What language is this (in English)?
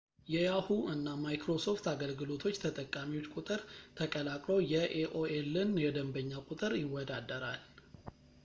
Amharic